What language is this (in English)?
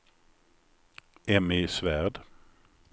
Swedish